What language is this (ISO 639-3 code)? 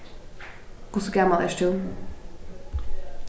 fao